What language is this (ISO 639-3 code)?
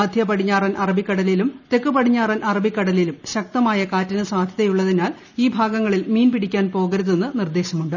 mal